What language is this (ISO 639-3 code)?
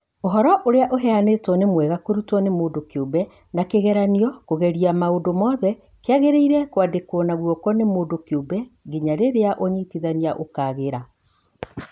kik